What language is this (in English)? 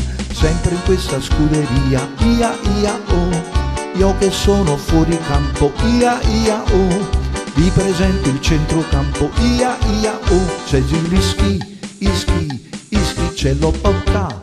Italian